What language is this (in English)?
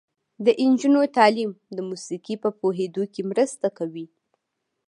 Pashto